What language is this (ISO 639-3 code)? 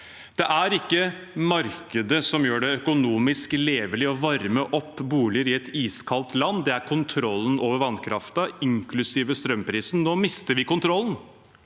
nor